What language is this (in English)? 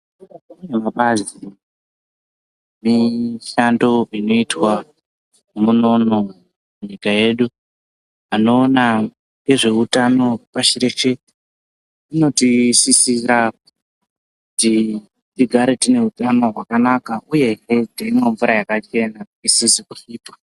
Ndau